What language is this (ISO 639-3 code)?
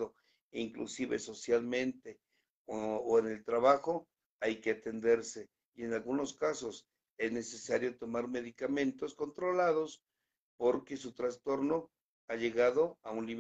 spa